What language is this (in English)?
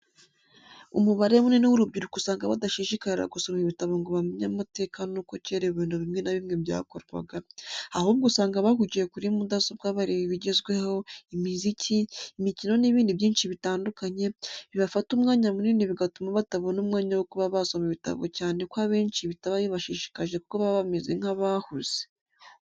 Kinyarwanda